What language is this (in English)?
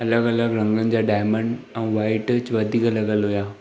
Sindhi